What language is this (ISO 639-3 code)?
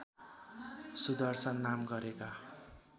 nep